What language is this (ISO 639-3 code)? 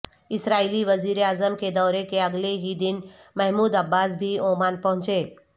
urd